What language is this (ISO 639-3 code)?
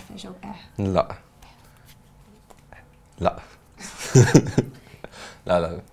ara